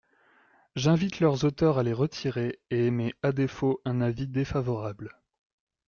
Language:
French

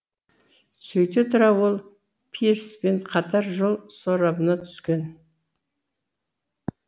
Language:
Kazakh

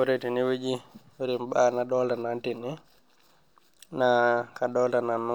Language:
Masai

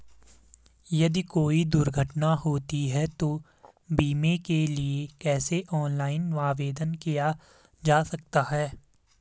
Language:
Hindi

